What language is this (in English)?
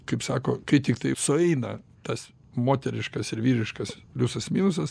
Lithuanian